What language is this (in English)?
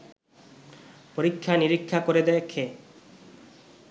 Bangla